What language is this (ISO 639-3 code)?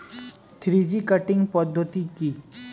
ben